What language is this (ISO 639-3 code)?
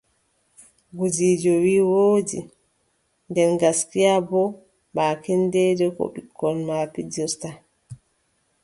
fub